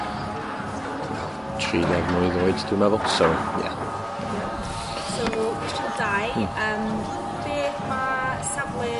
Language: Welsh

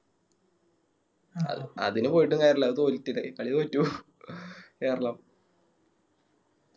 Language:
Malayalam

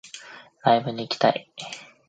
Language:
Japanese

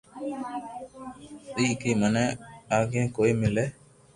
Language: Loarki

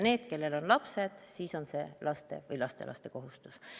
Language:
Estonian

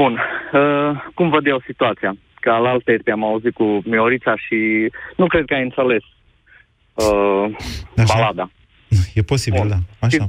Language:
Romanian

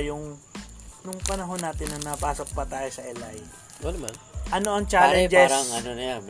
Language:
Filipino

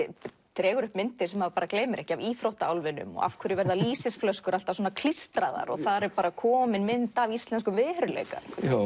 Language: Icelandic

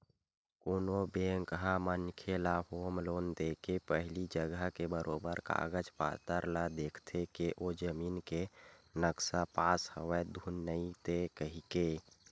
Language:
Chhattisgarhi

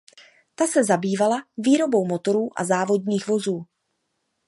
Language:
Czech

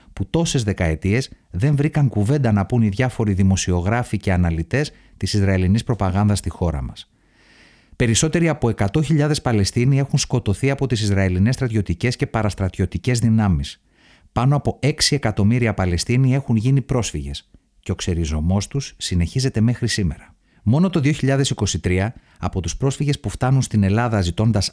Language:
Greek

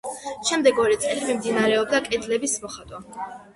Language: Georgian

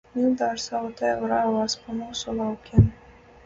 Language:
Latvian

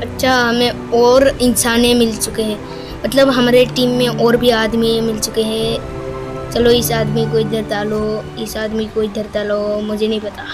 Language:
Hindi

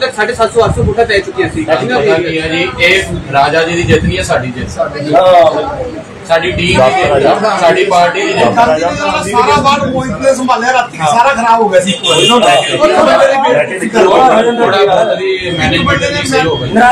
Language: Punjabi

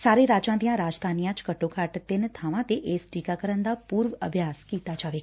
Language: Punjabi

